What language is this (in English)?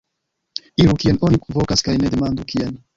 Esperanto